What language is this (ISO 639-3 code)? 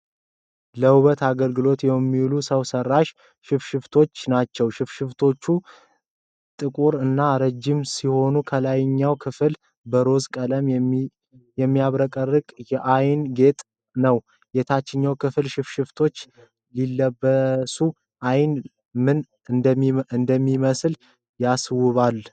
amh